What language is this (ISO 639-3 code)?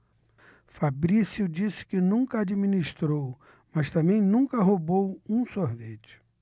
por